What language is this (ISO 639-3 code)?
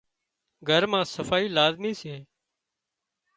kxp